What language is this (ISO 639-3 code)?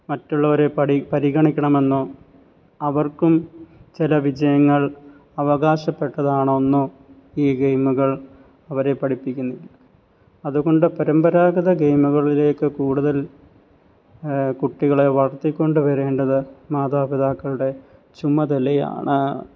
mal